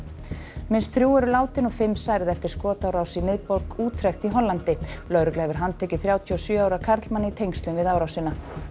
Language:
Icelandic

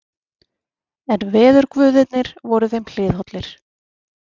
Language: Icelandic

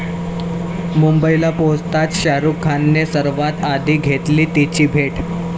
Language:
Marathi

